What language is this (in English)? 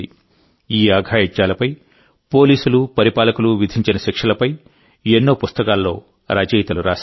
Telugu